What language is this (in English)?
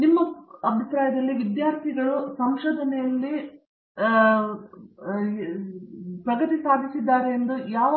Kannada